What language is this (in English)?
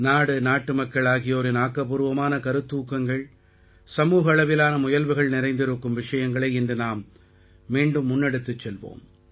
Tamil